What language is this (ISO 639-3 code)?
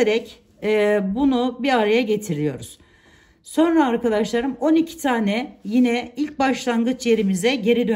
tur